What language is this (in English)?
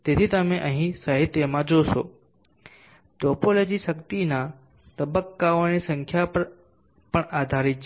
Gujarati